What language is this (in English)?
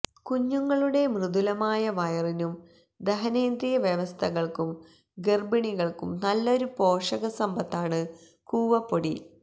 Malayalam